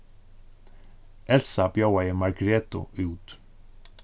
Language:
Faroese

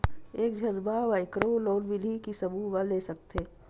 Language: Chhattisgarhi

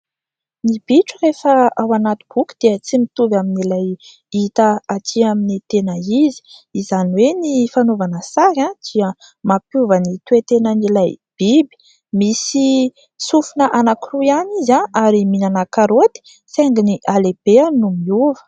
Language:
Malagasy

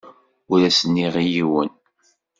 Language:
Kabyle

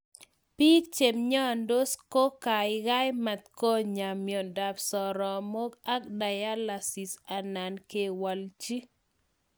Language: Kalenjin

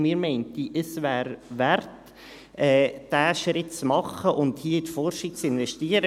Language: Swiss German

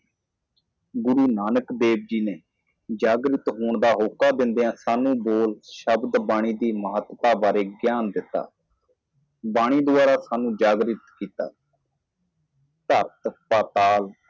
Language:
Punjabi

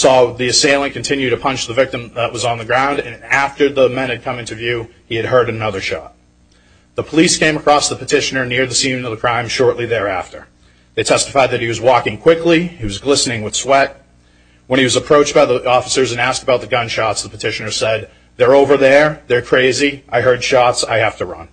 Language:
English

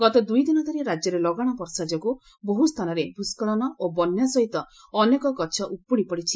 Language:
Odia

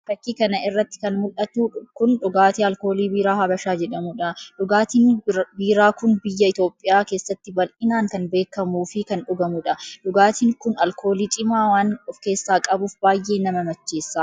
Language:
Oromo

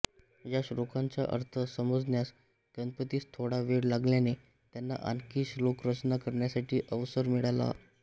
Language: Marathi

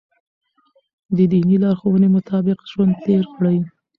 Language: Pashto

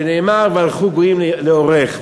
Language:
Hebrew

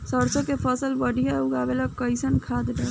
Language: Bhojpuri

